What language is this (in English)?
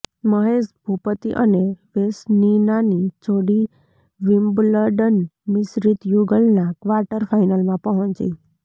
Gujarati